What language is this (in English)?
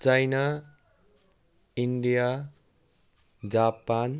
Nepali